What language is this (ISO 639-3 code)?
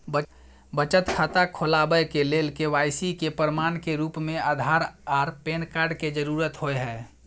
mai